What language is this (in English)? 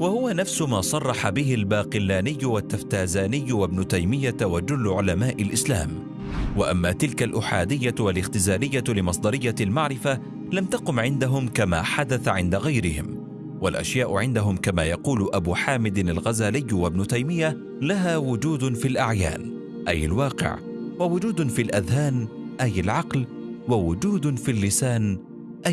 Arabic